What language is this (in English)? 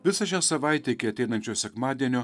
Lithuanian